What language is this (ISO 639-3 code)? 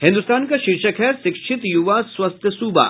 hin